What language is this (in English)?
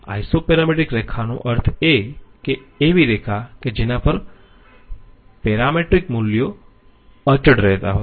Gujarati